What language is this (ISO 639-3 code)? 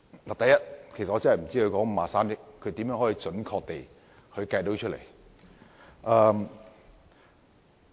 yue